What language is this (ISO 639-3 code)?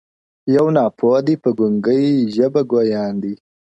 pus